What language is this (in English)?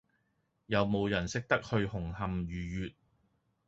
Cantonese